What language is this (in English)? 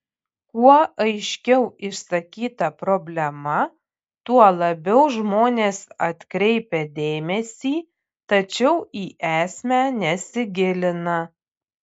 Lithuanian